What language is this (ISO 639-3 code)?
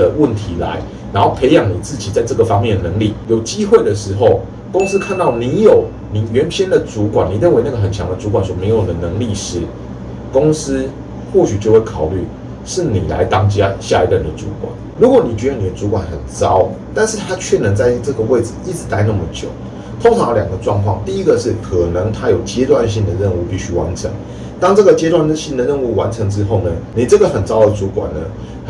zho